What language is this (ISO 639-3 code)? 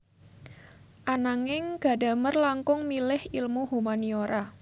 jav